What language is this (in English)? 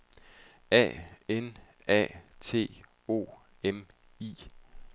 Danish